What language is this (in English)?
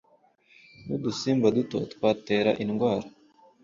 Kinyarwanda